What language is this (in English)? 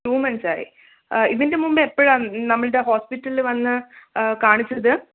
Malayalam